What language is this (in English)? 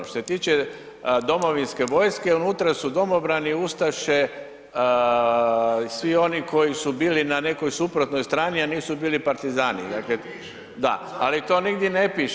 Croatian